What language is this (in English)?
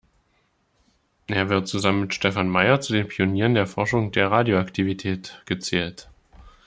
German